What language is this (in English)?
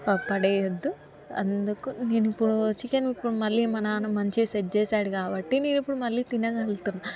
Telugu